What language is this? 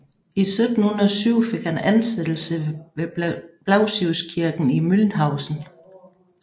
Danish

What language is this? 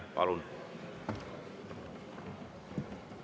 Estonian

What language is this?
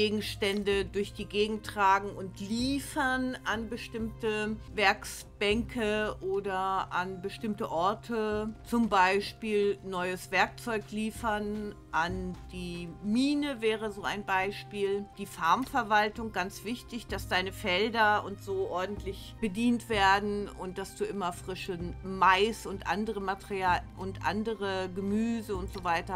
German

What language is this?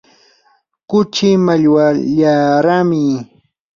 Yanahuanca Pasco Quechua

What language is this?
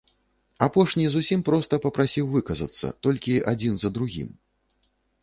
Belarusian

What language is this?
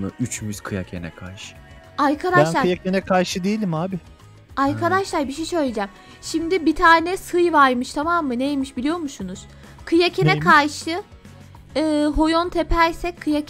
Turkish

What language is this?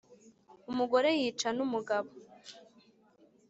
Kinyarwanda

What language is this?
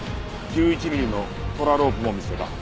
Japanese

